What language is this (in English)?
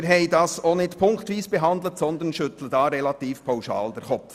Swiss German